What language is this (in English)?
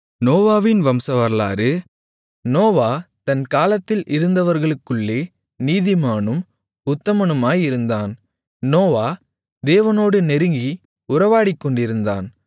Tamil